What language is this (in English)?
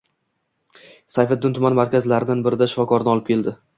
Uzbek